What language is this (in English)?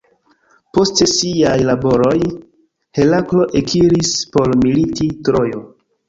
Esperanto